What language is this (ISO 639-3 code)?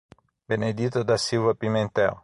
por